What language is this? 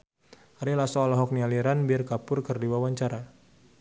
Sundanese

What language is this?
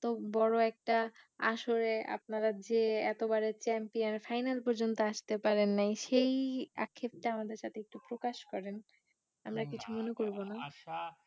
Bangla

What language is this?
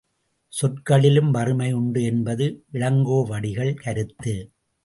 Tamil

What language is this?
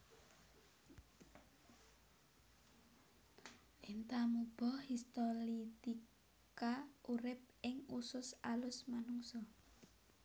Javanese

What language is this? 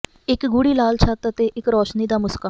Punjabi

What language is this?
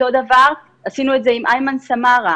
Hebrew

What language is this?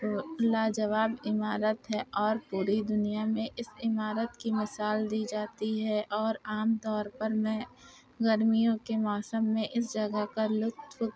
Urdu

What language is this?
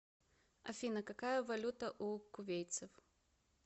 Russian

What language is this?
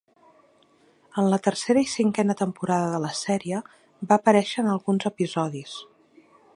Catalan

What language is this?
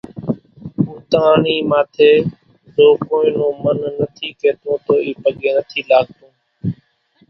Kachi Koli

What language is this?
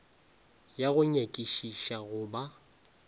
Northern Sotho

